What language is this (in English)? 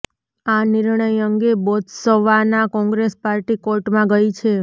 Gujarati